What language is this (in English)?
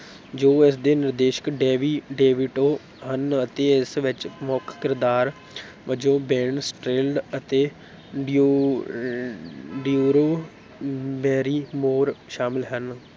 Punjabi